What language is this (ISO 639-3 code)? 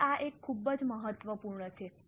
guj